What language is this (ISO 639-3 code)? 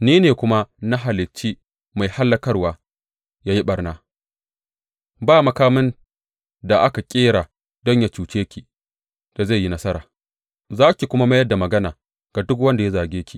hau